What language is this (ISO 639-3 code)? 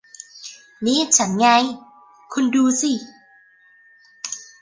tha